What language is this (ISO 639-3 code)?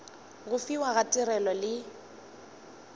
nso